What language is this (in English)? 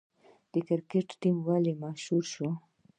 Pashto